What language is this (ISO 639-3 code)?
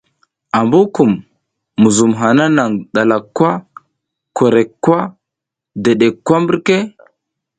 giz